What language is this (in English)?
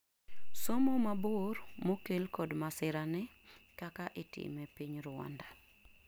Luo (Kenya and Tanzania)